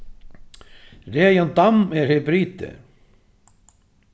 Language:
Faroese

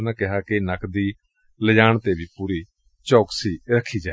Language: Punjabi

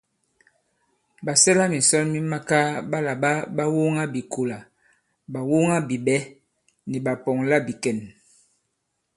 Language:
Bankon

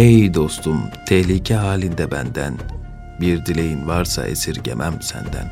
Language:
Turkish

